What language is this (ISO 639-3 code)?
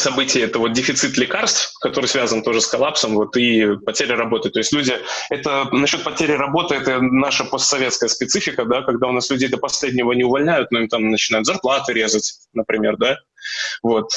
rus